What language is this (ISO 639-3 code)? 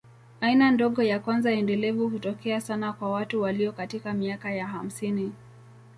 swa